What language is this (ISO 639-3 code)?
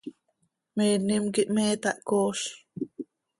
sei